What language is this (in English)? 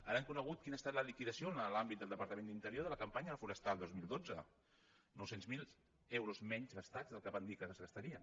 Catalan